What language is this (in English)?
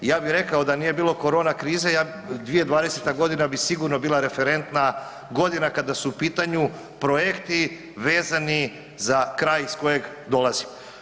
Croatian